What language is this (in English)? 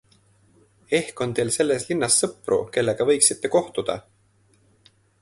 Estonian